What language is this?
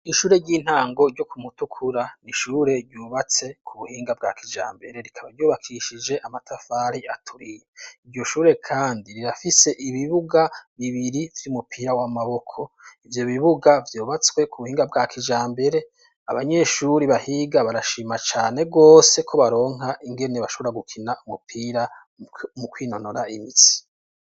Rundi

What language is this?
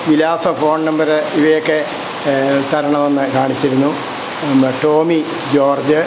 Malayalam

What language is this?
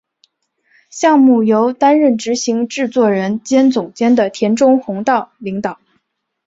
Chinese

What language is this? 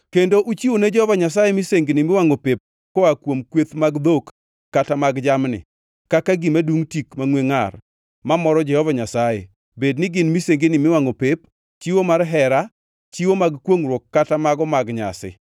Luo (Kenya and Tanzania)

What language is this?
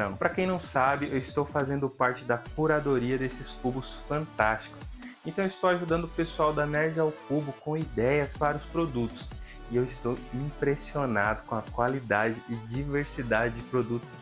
Portuguese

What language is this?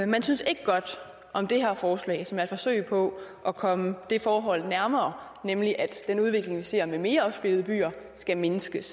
Danish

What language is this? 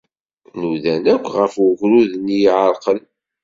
Kabyle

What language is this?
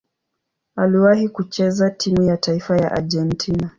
Swahili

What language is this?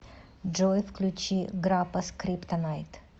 Russian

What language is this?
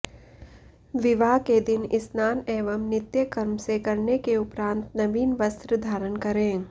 Sanskrit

